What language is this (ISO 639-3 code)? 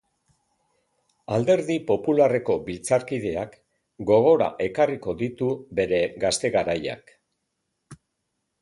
eus